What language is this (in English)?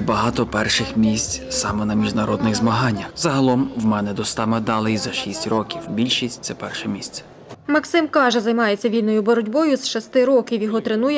Ukrainian